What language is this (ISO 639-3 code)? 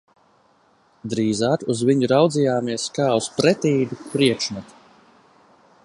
lav